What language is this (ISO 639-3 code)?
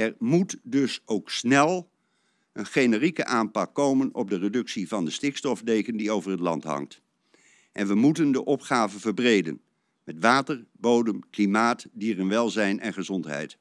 nld